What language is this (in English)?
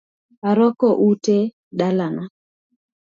Luo (Kenya and Tanzania)